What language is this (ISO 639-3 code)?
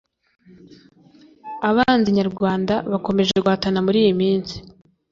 kin